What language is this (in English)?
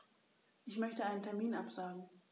German